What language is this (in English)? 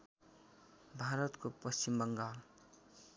Nepali